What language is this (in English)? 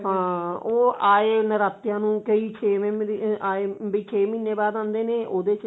Punjabi